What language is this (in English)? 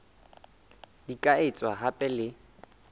Southern Sotho